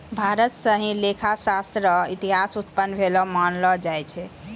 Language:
Maithili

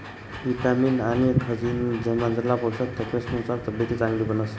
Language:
Marathi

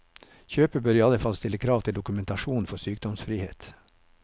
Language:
Norwegian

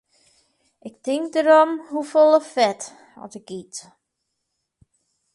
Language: Western Frisian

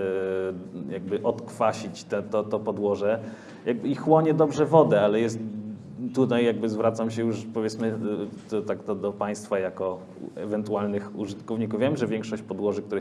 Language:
Polish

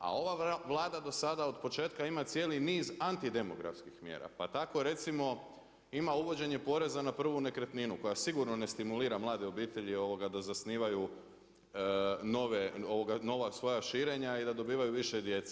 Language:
Croatian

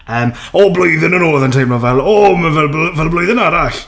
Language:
Welsh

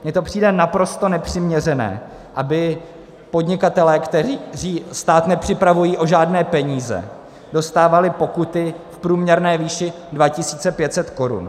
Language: Czech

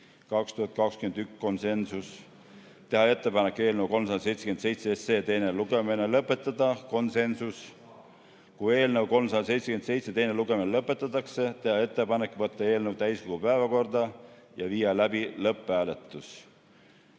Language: Estonian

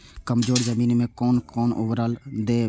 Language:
Maithili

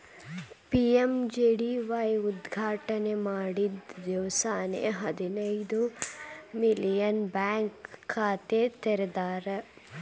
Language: Kannada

